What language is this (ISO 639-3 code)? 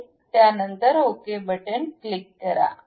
mar